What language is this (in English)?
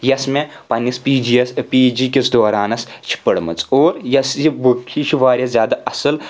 Kashmiri